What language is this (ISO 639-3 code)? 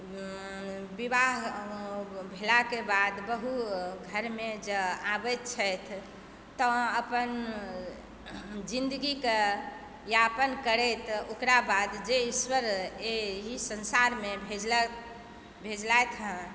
mai